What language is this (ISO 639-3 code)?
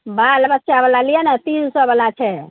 mai